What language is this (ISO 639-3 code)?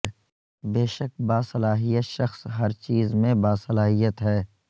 urd